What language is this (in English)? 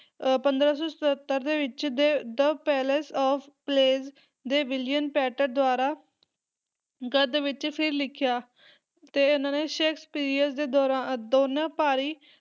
Punjabi